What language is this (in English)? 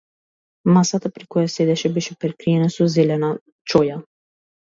Macedonian